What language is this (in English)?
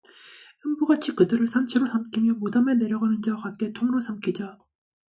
Korean